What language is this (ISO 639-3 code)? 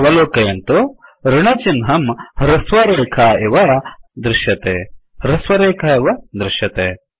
san